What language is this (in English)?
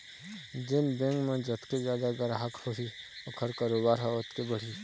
Chhattisgarhi